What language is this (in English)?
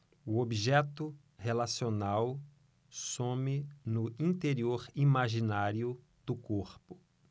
Portuguese